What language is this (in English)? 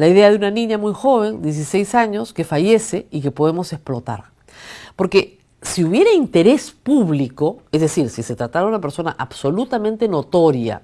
Spanish